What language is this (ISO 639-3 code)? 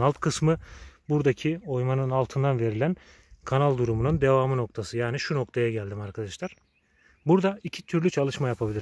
tur